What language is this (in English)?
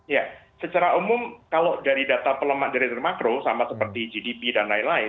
Indonesian